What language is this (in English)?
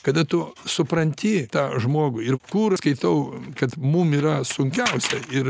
Lithuanian